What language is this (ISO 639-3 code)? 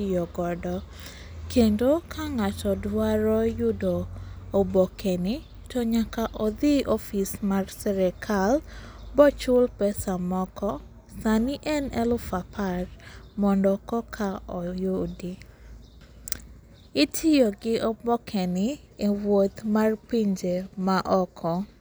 luo